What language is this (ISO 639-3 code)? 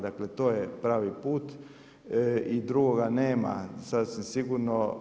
hrv